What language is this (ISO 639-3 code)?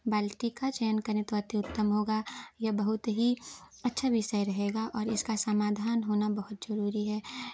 hin